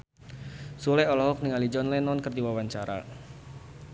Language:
Sundanese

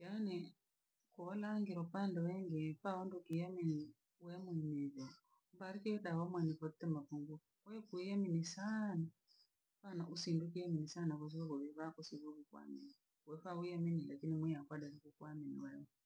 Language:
Langi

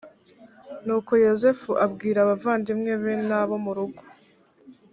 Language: Kinyarwanda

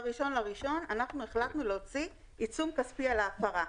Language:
Hebrew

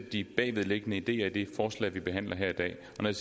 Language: Danish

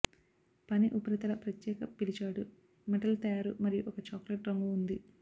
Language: Telugu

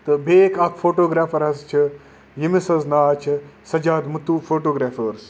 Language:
Kashmiri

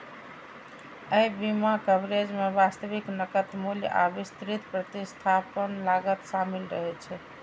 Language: Maithili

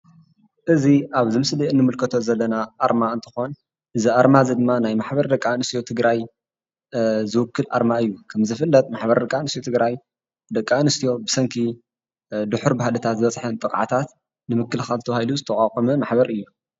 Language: Tigrinya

